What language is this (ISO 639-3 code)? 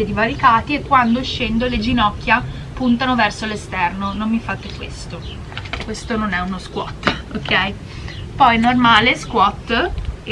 ita